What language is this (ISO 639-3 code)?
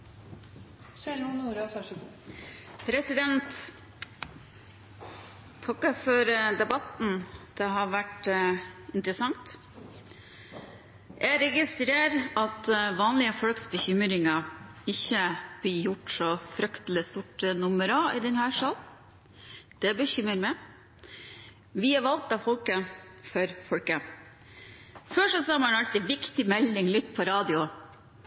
nob